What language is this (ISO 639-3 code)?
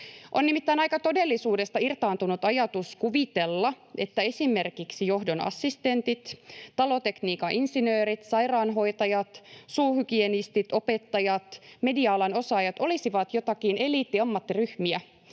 fin